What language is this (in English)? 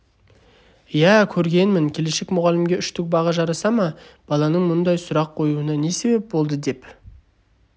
Kazakh